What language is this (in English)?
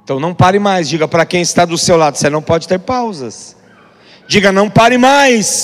Portuguese